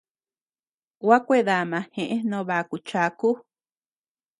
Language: Tepeuxila Cuicatec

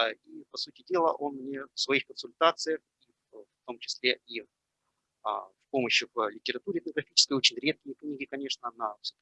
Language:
Russian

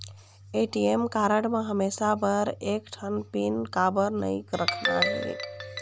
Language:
Chhattisgarhi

